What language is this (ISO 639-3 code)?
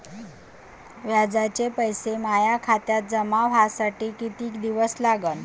mar